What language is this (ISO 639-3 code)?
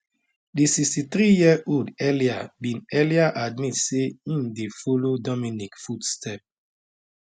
pcm